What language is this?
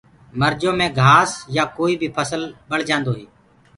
Gurgula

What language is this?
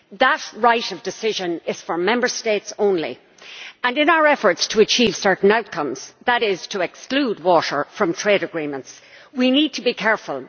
English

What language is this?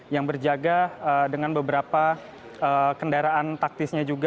Indonesian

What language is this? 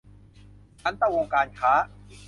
Thai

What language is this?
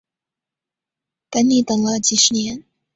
Chinese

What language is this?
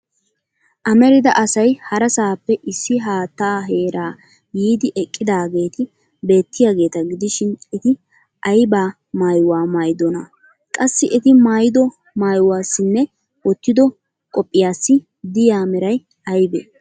Wolaytta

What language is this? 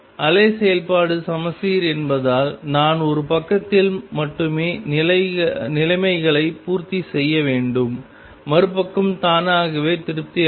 Tamil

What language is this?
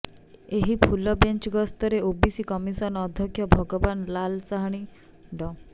Odia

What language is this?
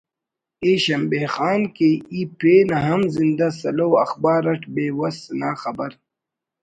Brahui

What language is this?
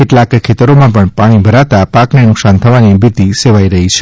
Gujarati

